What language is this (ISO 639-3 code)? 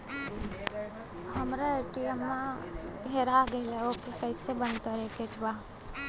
bho